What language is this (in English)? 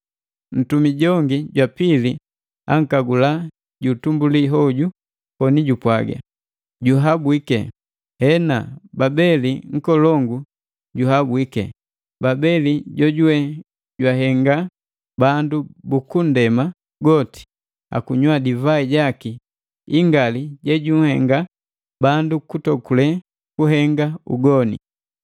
Matengo